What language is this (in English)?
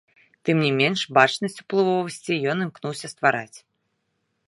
Belarusian